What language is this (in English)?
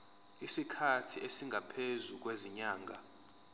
Zulu